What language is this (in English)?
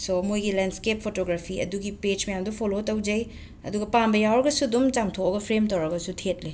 Manipuri